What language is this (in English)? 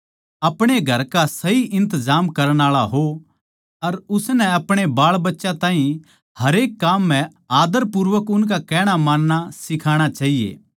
Haryanvi